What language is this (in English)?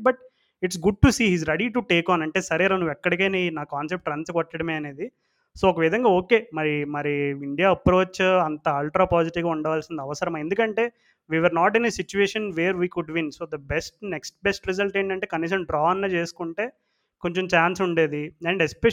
Telugu